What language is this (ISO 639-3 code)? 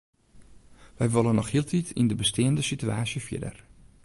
fry